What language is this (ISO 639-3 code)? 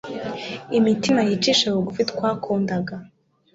kin